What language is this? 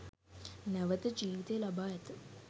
Sinhala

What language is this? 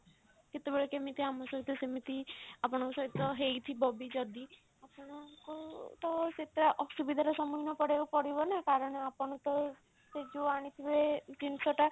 Odia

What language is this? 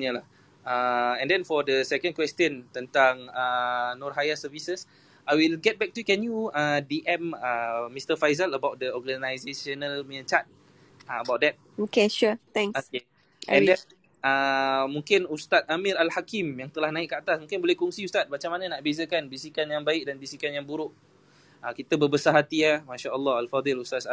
Malay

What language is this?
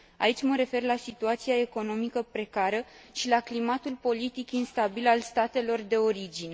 Romanian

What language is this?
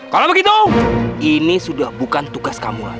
Indonesian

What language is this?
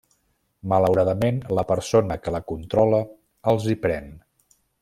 Catalan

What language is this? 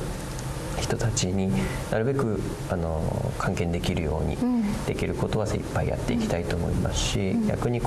Japanese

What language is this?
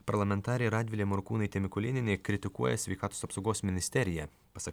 Lithuanian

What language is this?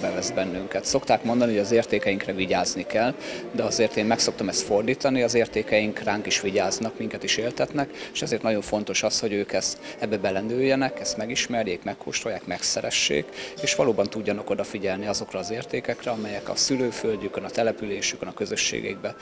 Hungarian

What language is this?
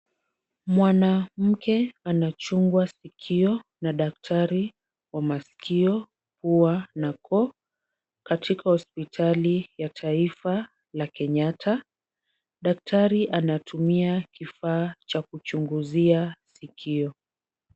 Swahili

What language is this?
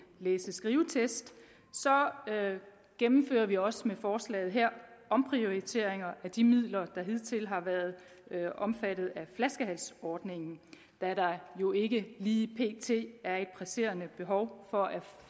Danish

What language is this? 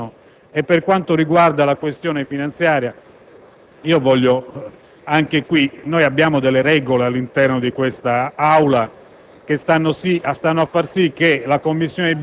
Italian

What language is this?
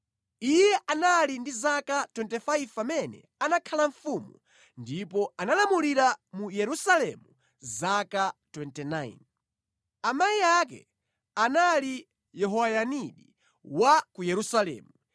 Nyanja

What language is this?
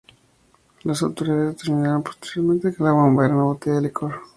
Spanish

